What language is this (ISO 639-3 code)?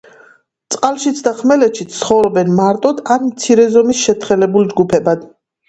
kat